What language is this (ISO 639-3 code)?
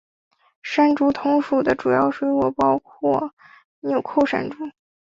zho